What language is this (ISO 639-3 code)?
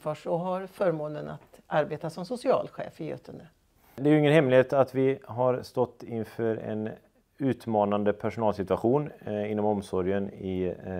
swe